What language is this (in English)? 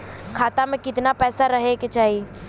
Bhojpuri